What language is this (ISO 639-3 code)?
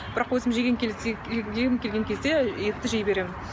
kaz